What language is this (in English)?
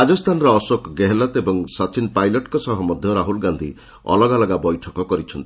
Odia